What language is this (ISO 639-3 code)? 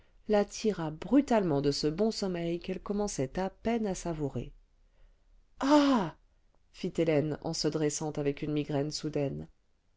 fra